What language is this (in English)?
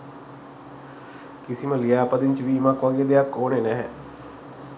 Sinhala